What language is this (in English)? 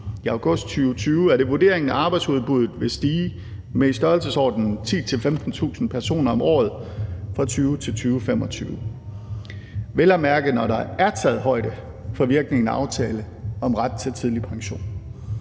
Danish